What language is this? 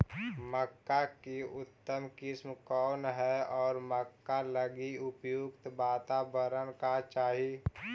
Magahi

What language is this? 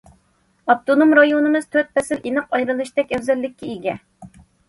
Uyghur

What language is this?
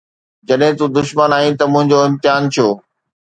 Sindhi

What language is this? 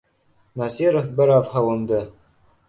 Bashkir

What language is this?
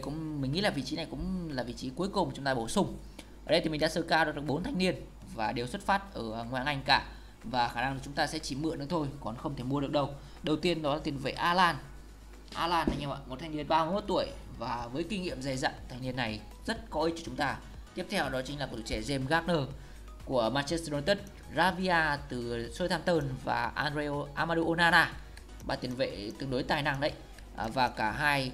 Vietnamese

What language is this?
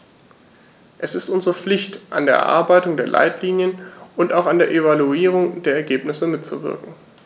German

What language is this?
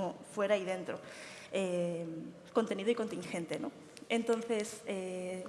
Spanish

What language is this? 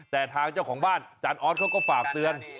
Thai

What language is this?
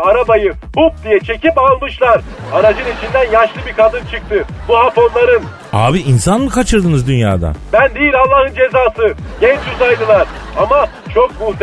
Turkish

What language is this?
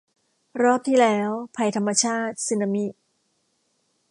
Thai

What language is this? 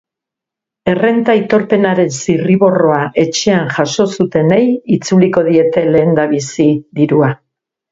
Basque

